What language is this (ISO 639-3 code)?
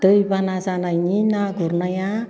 brx